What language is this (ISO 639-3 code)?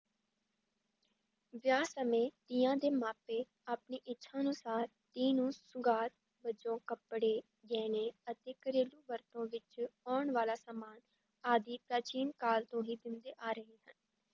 pan